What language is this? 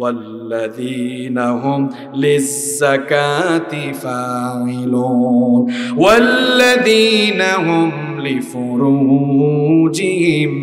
Arabic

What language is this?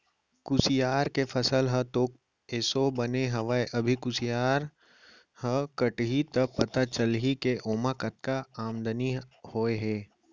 Chhattisgarhi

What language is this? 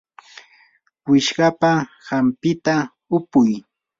Yanahuanca Pasco Quechua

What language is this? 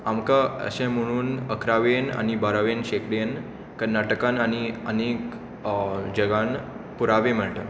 Konkani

